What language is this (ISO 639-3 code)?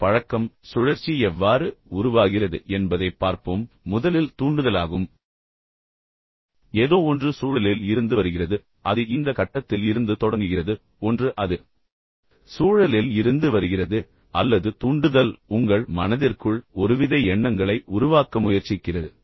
tam